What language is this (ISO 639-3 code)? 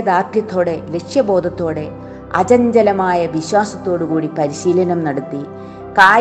mal